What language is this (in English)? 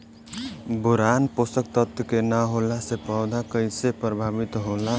Bhojpuri